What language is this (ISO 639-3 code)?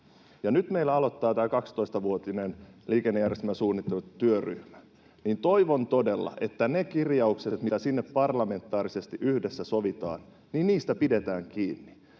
fin